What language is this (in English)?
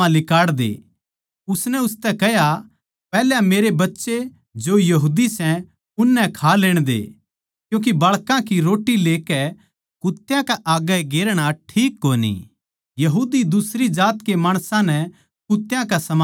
Haryanvi